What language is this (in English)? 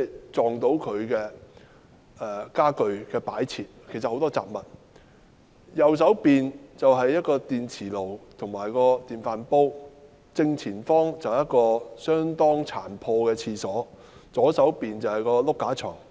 Cantonese